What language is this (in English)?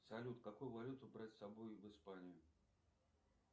Russian